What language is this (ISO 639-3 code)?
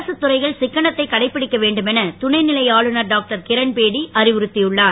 tam